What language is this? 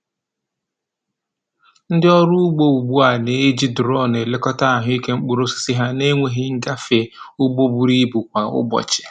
Igbo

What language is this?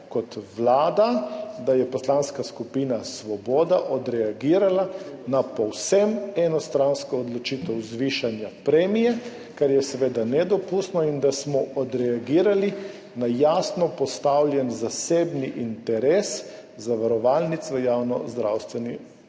Slovenian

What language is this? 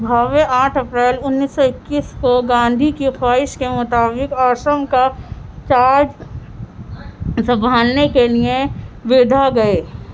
Urdu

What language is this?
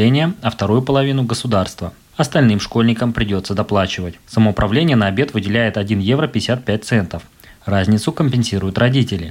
Russian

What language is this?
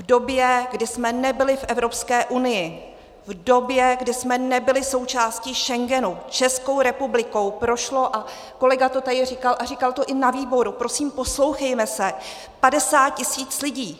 Czech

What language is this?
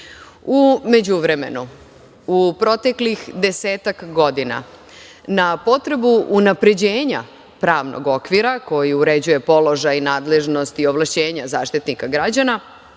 Serbian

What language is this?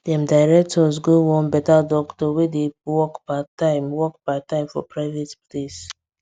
Nigerian Pidgin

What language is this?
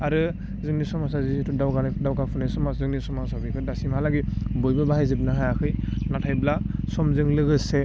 Bodo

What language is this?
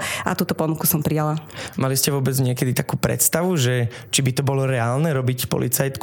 Slovak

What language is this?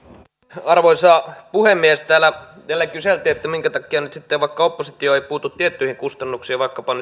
Finnish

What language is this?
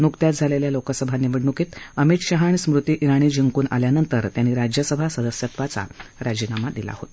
Marathi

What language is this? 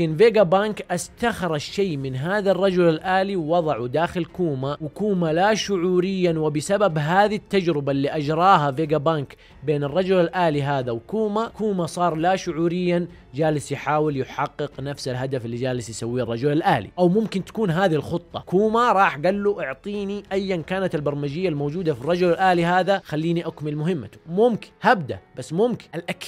Arabic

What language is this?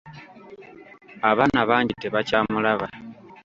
Ganda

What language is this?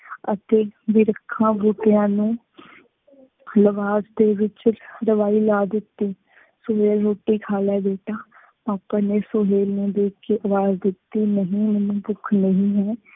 Punjabi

